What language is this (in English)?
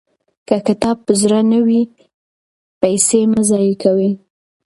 Pashto